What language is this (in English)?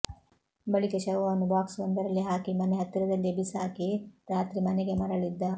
Kannada